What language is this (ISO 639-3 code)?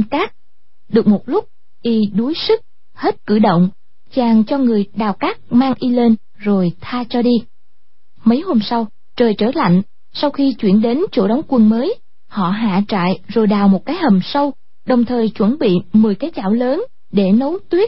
vie